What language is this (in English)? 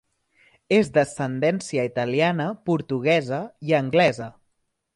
Catalan